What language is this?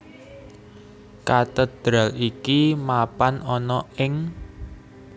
Javanese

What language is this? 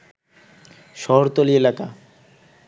Bangla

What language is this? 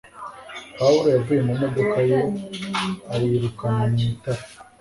Kinyarwanda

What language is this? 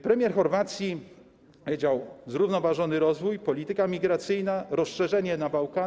Polish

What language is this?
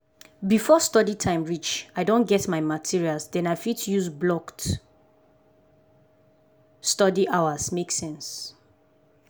Nigerian Pidgin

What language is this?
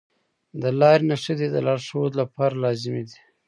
Pashto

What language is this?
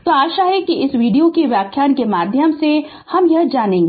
Hindi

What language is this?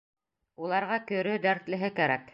Bashkir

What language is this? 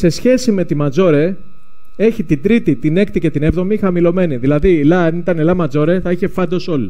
Greek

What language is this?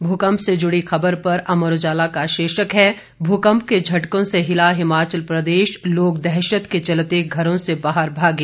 Hindi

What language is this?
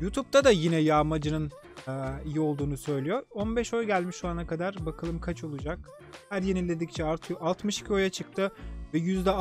Turkish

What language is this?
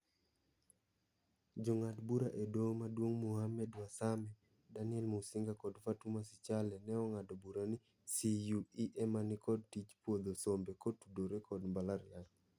Luo (Kenya and Tanzania)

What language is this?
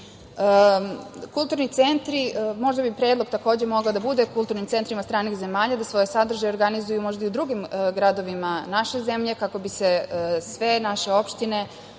Serbian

